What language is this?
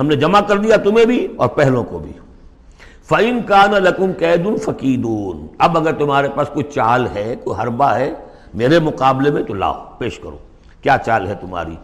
Urdu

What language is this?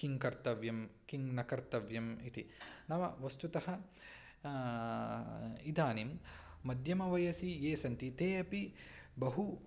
Sanskrit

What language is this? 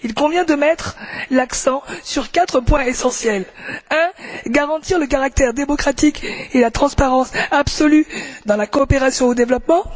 French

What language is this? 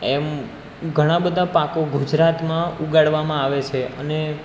Gujarati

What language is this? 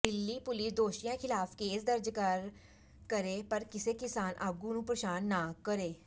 Punjabi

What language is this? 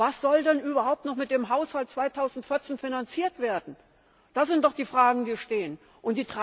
German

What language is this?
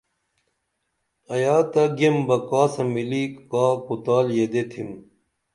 Dameli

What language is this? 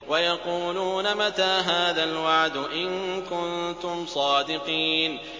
Arabic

